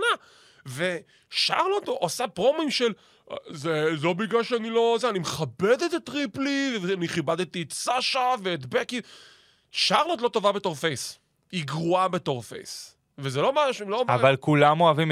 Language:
Hebrew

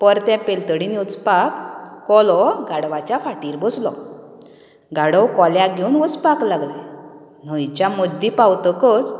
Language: Konkani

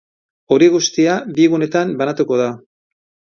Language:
Basque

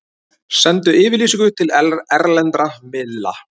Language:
Icelandic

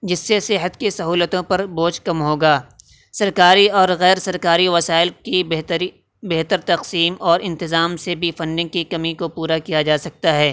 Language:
Urdu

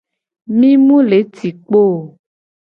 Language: Gen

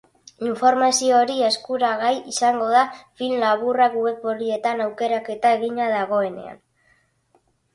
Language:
Basque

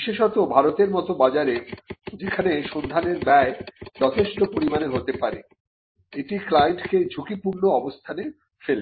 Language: Bangla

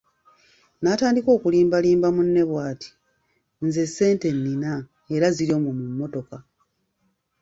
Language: Ganda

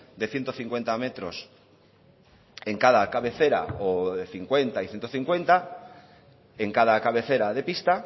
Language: Spanish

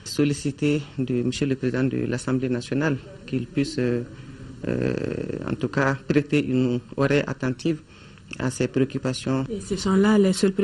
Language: French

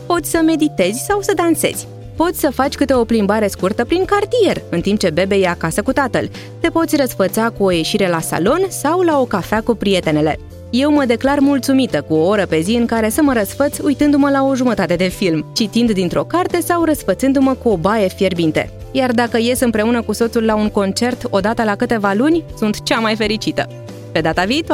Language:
Romanian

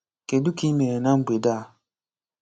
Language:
Igbo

